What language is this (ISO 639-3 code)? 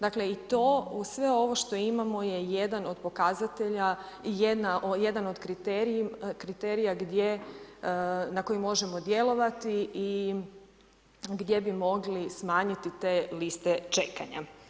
hrv